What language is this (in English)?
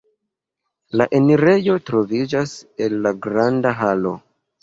Esperanto